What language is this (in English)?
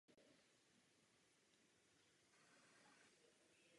Czech